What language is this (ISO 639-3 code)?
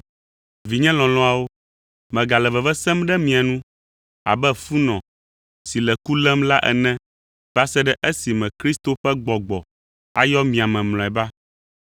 ewe